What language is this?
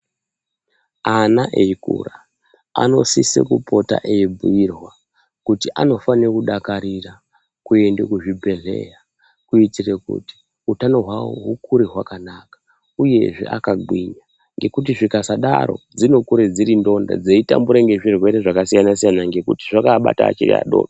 Ndau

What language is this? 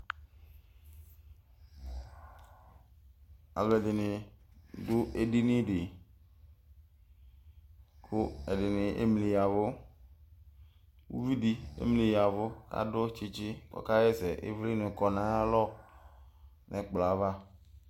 Ikposo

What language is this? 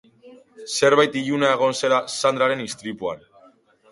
Basque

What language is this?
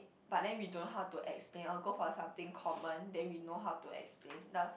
English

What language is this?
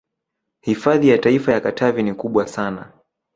Swahili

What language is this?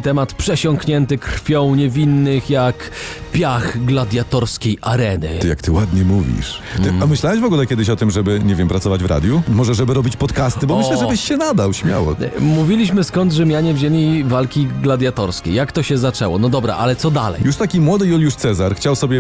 Polish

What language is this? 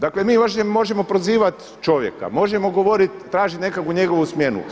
Croatian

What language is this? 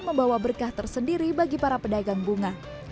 Indonesian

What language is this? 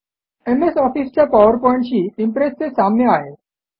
Marathi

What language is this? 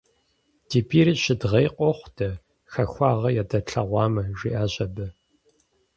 Kabardian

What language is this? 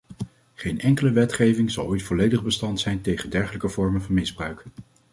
Dutch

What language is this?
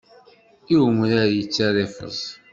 Kabyle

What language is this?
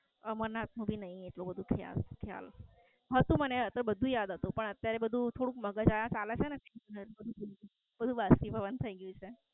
Gujarati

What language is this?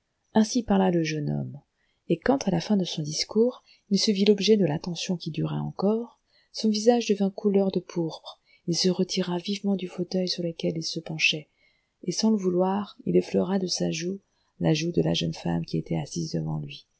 French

